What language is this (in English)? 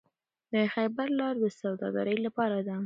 Pashto